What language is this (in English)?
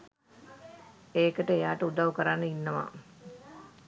Sinhala